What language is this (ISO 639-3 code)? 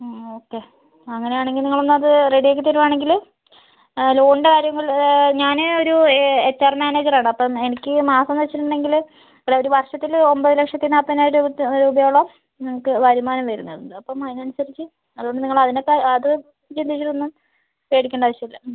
mal